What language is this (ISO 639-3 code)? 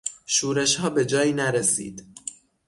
fas